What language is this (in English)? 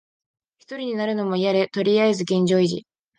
Japanese